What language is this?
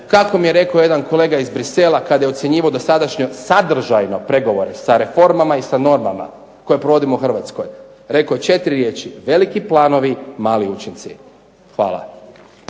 Croatian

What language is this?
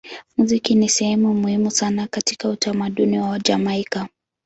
Swahili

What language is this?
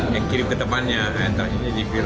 Indonesian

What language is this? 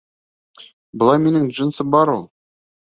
Bashkir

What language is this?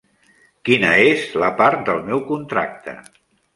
Catalan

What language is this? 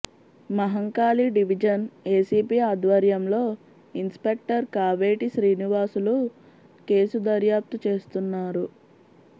Telugu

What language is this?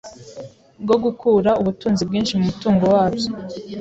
Kinyarwanda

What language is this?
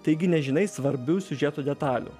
Lithuanian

